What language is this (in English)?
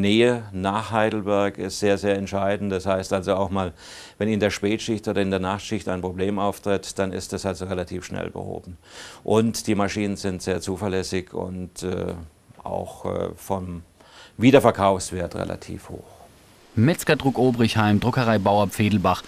German